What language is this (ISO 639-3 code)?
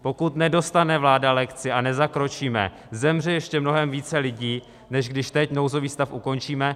ces